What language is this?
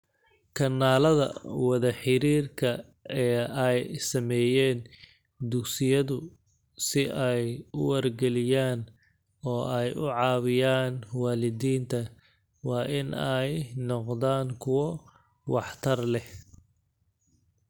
Somali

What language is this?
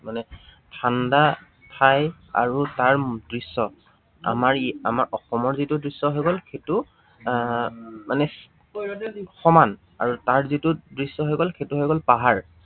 Assamese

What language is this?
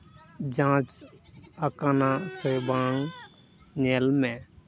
Santali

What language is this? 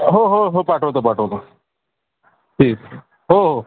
Marathi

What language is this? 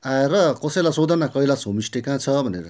Nepali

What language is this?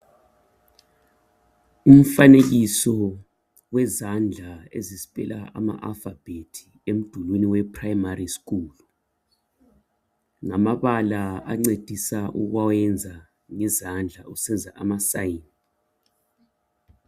North Ndebele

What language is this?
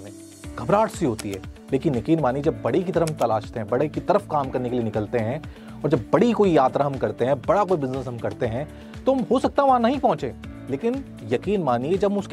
Hindi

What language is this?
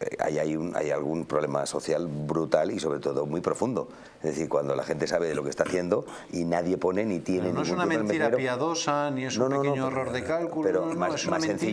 Spanish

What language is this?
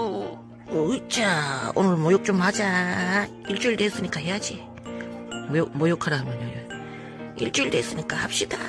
Korean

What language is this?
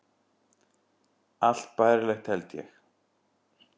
Icelandic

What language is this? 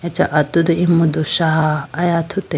Idu-Mishmi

